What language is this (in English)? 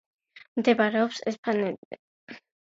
Georgian